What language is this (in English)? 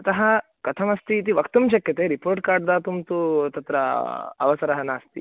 Sanskrit